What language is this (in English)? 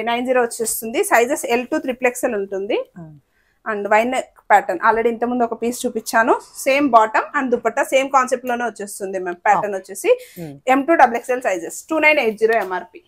Telugu